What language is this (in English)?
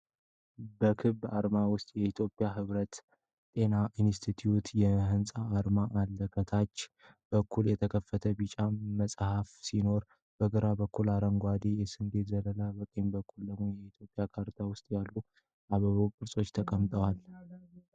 Amharic